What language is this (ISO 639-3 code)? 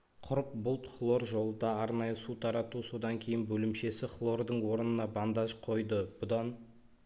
kaz